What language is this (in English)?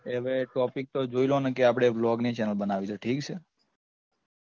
Gujarati